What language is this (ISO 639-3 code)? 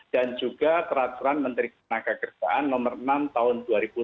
ind